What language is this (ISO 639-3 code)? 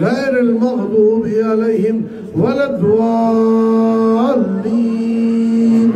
tur